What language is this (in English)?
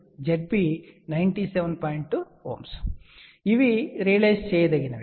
Telugu